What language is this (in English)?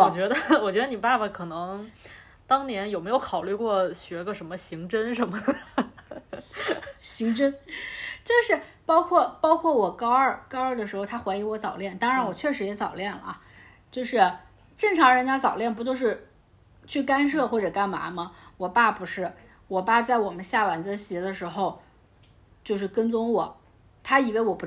Chinese